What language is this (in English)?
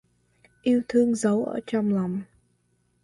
Vietnamese